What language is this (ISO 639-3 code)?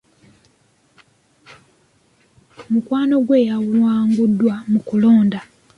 lug